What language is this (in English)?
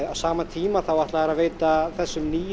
Icelandic